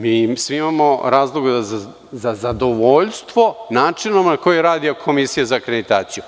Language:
Serbian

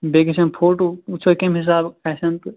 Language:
Kashmiri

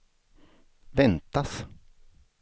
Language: Swedish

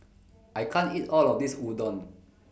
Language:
English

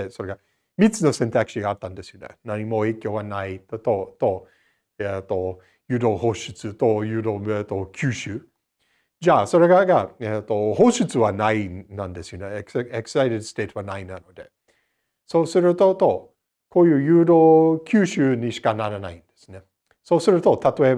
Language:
Japanese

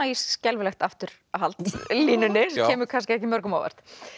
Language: Icelandic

